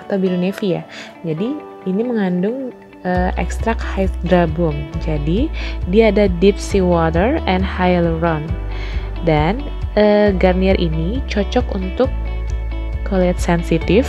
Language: Indonesian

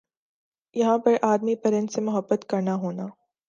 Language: Urdu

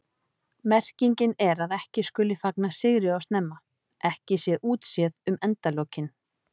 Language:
Icelandic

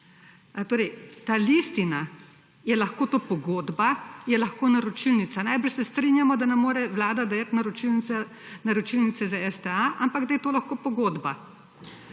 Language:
Slovenian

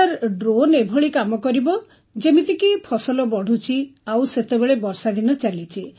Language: Odia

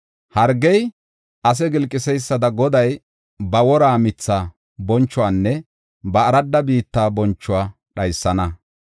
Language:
Gofa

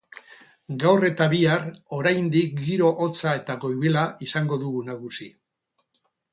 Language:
Basque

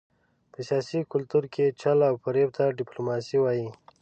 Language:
Pashto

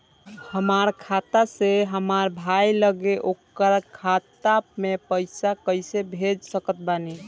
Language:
Bhojpuri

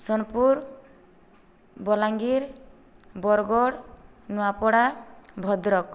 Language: Odia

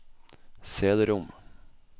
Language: Norwegian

